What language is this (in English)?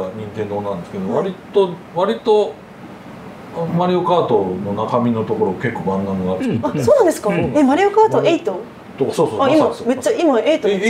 Japanese